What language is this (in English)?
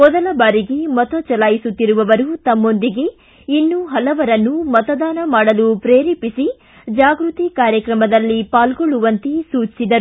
Kannada